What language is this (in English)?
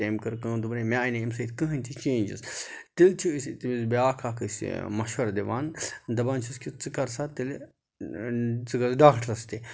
Kashmiri